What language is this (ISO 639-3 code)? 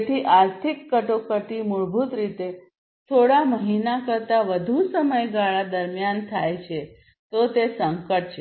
guj